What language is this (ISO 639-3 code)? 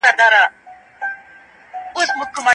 pus